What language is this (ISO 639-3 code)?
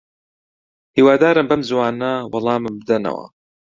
ckb